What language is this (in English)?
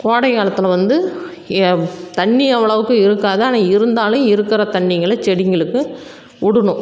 Tamil